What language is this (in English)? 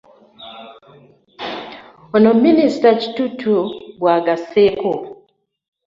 Ganda